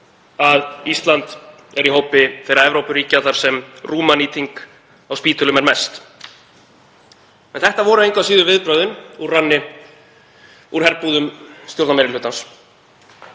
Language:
Icelandic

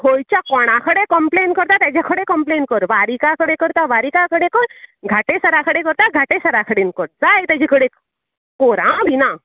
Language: Konkani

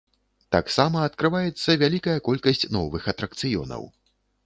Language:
Belarusian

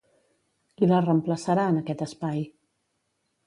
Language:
Catalan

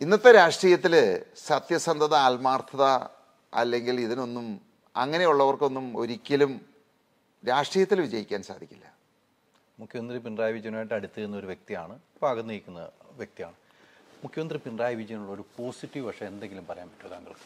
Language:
Malayalam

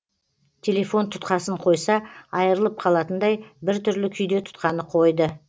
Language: Kazakh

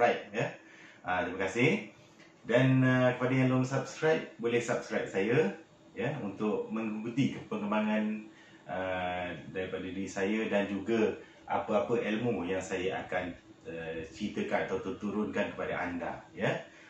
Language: Malay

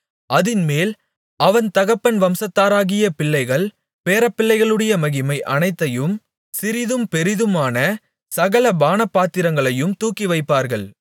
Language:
Tamil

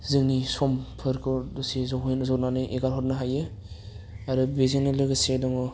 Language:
Bodo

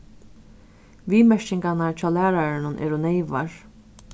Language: Faroese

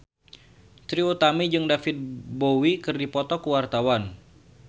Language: Sundanese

